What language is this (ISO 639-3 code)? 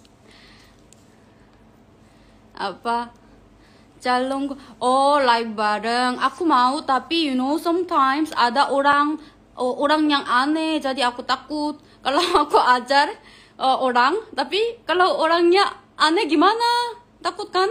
ind